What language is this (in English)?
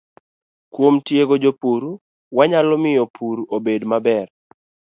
Luo (Kenya and Tanzania)